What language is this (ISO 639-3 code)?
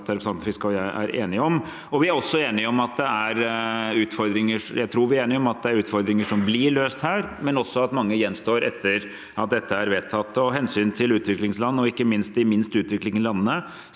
nor